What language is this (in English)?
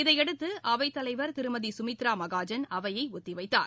Tamil